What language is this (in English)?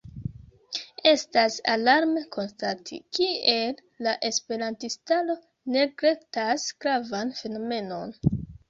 Esperanto